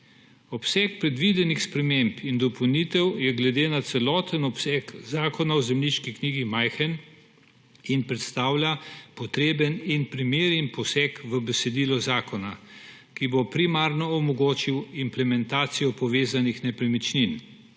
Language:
Slovenian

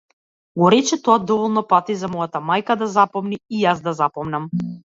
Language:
Macedonian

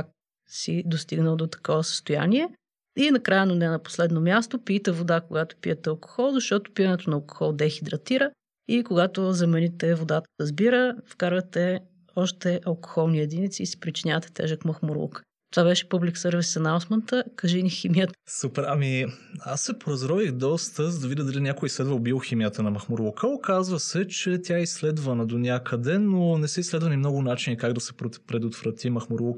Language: Bulgarian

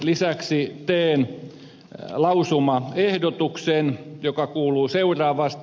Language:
Finnish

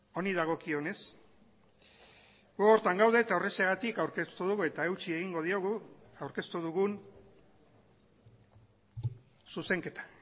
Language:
Basque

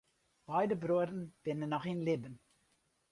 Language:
Western Frisian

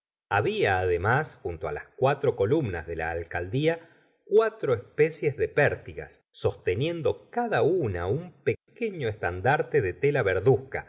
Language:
Spanish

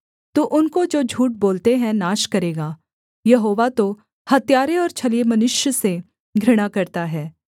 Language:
Hindi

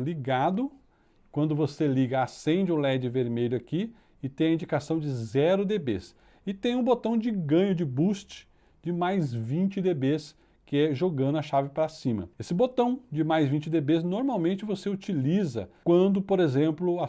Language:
Portuguese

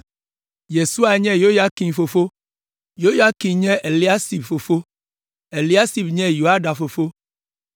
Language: Ewe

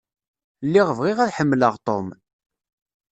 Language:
Kabyle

